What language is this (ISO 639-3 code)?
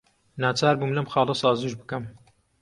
ckb